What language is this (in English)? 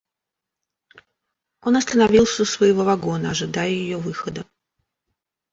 Russian